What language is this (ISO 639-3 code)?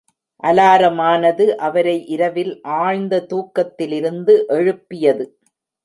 tam